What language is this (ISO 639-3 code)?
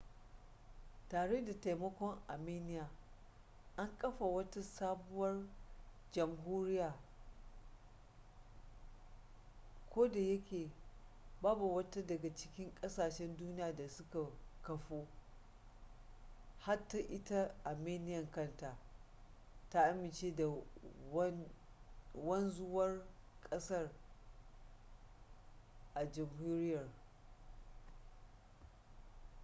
hau